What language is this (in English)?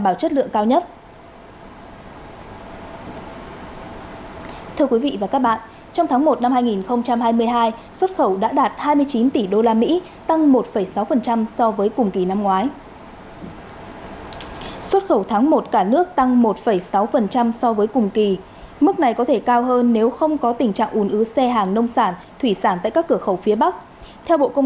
Vietnamese